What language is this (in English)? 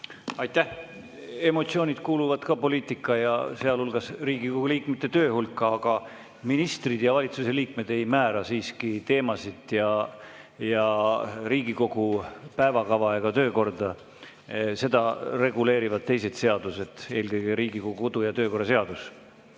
Estonian